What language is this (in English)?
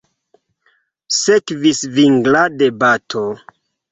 Esperanto